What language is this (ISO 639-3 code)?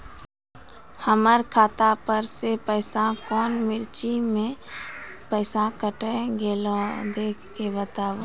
mai